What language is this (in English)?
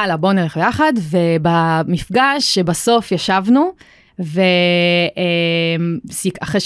Hebrew